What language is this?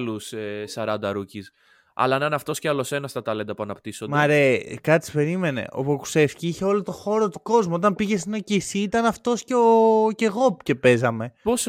Greek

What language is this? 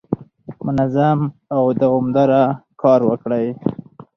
Pashto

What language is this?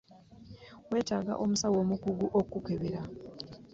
Ganda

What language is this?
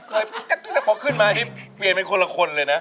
Thai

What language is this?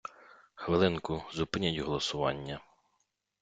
Ukrainian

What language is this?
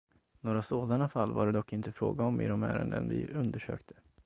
Swedish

